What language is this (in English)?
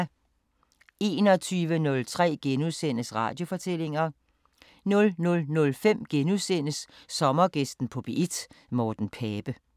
Danish